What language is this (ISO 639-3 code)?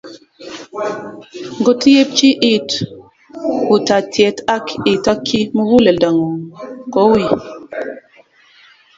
kln